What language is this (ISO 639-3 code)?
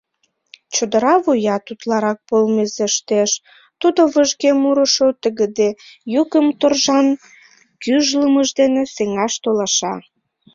chm